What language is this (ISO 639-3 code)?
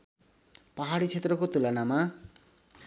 nep